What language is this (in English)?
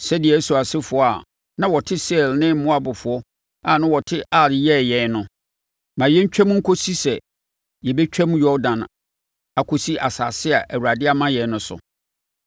Akan